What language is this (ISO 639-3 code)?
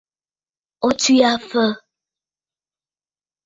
bfd